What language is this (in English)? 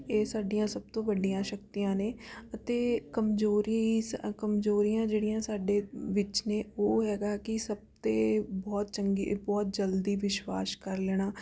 Punjabi